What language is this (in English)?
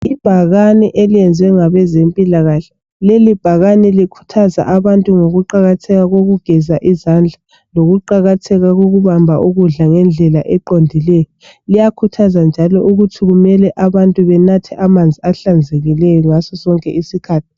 North Ndebele